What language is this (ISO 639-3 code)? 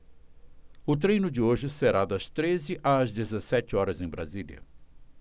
por